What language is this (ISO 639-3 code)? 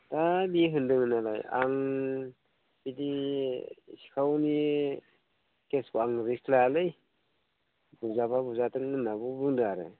brx